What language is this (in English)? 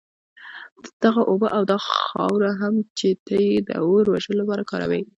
Pashto